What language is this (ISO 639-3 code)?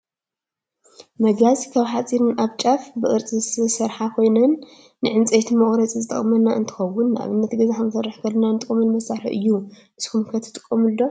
tir